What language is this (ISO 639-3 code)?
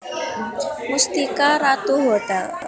jav